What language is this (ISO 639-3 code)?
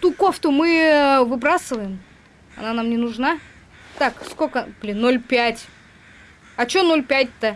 rus